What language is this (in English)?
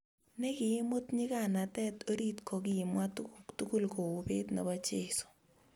Kalenjin